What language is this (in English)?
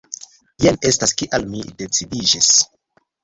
Esperanto